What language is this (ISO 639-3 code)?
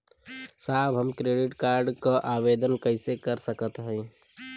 bho